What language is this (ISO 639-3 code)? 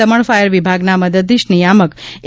guj